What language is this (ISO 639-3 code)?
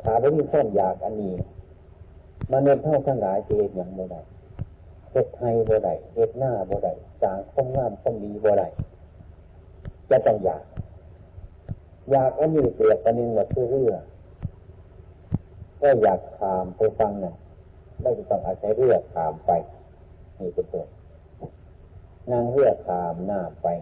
tha